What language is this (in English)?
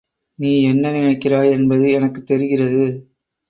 Tamil